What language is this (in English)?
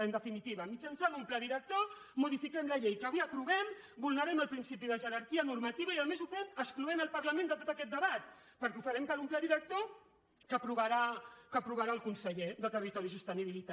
Catalan